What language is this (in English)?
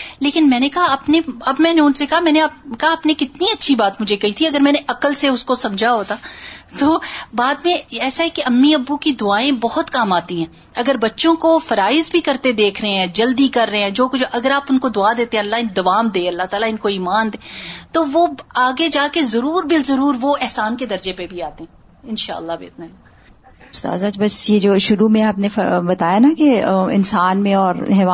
Urdu